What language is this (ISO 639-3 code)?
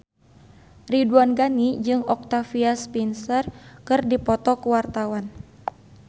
sun